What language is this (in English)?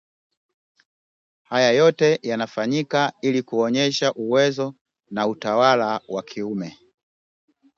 Swahili